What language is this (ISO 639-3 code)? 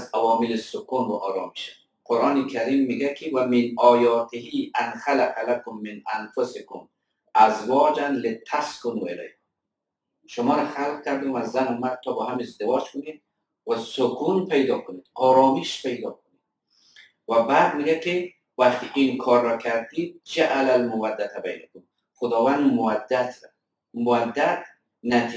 fas